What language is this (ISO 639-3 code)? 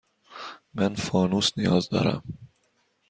fas